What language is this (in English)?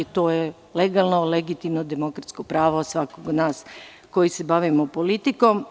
Serbian